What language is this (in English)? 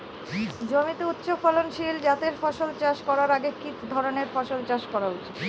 Bangla